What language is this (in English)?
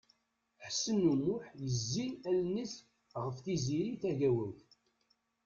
Kabyle